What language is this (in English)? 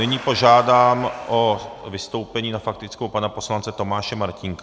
Czech